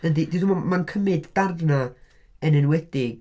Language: Welsh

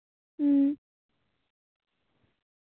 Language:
Santali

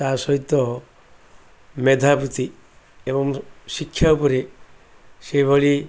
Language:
Odia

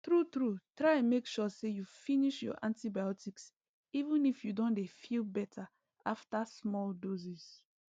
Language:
Nigerian Pidgin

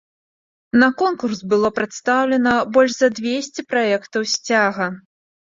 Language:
Belarusian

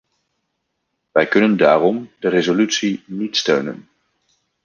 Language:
Dutch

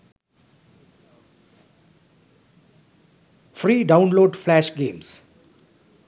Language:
Sinhala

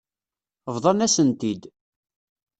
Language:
Kabyle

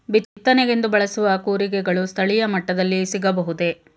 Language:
Kannada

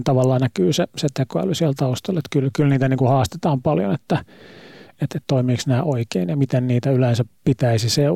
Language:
Finnish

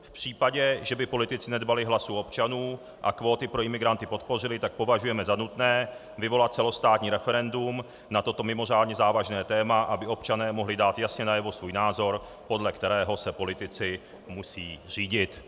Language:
Czech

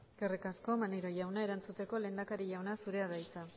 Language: Basque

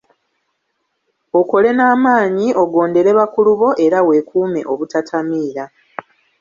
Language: Ganda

